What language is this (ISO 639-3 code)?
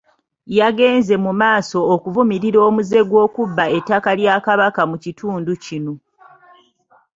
lug